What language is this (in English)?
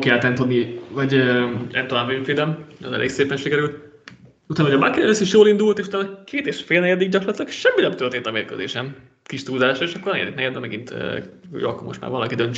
Hungarian